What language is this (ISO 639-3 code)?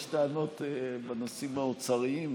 heb